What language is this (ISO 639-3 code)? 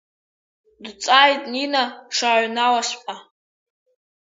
abk